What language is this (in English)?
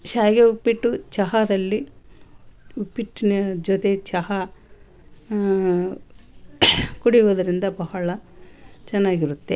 Kannada